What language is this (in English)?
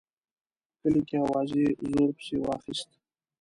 Pashto